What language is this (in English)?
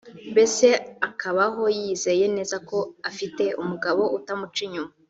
Kinyarwanda